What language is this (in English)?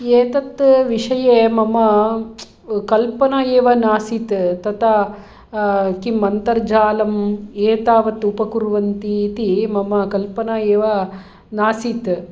Sanskrit